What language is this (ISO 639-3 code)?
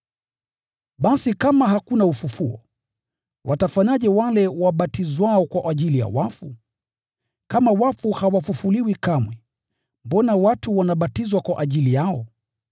swa